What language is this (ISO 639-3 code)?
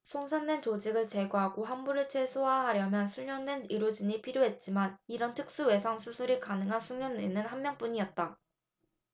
kor